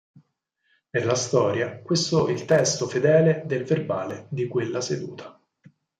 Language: Italian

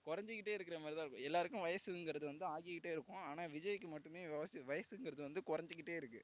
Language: Tamil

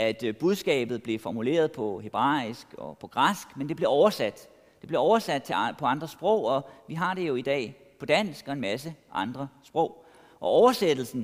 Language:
Danish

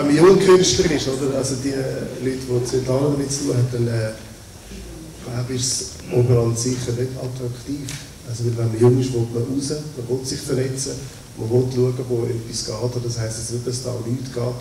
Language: German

